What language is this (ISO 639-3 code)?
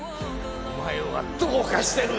jpn